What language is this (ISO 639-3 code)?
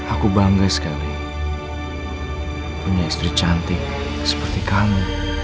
ind